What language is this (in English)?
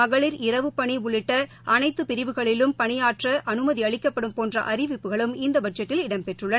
Tamil